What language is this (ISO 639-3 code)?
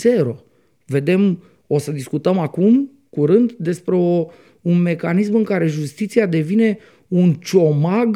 ron